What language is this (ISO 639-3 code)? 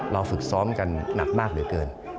tha